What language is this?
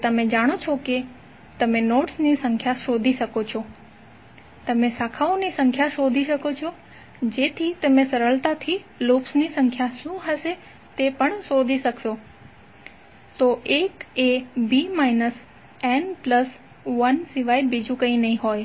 Gujarati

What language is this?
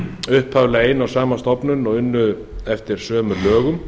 Icelandic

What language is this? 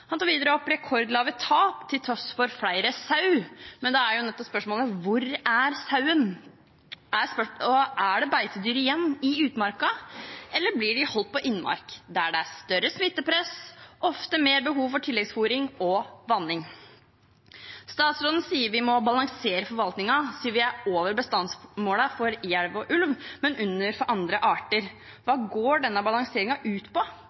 Norwegian Bokmål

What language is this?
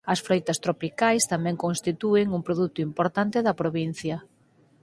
Galician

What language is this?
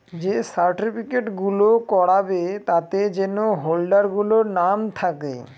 Bangla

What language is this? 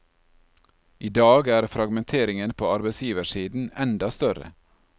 Norwegian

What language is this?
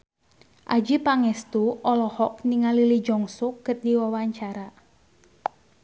Sundanese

